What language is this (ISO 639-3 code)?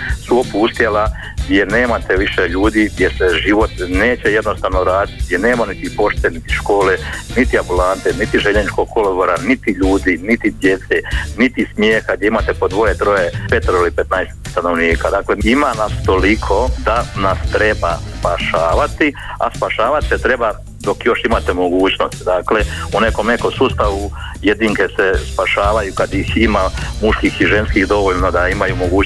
hrv